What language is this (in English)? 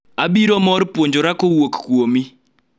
Luo (Kenya and Tanzania)